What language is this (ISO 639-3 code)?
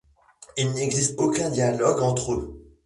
fra